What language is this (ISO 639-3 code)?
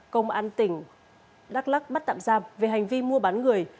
vie